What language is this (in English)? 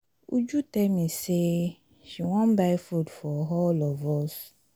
Nigerian Pidgin